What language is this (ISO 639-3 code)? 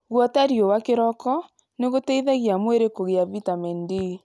kik